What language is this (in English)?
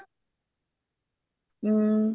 Punjabi